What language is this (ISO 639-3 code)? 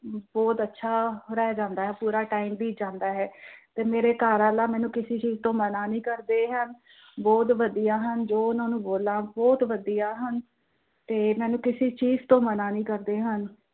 pan